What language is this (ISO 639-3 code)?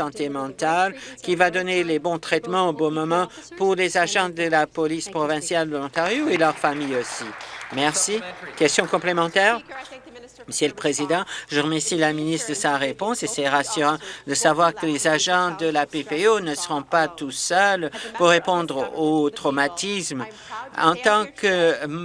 fra